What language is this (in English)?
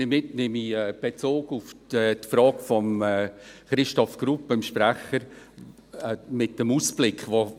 Swiss German